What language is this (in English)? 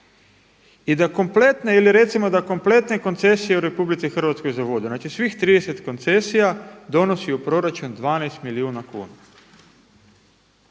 Croatian